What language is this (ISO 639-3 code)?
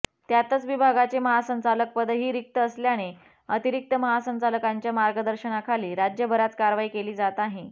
mar